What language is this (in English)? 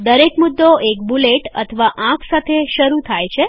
Gujarati